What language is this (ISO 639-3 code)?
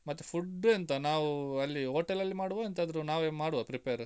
kan